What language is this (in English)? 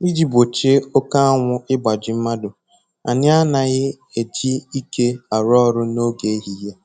Igbo